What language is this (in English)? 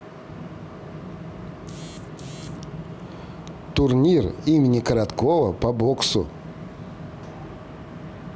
Russian